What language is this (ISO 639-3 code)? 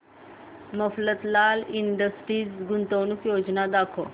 mar